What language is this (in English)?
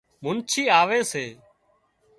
Wadiyara Koli